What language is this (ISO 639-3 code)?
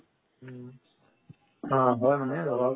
asm